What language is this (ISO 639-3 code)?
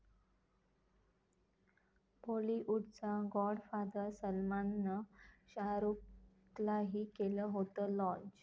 mar